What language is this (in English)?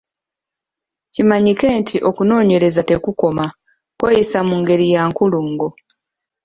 Ganda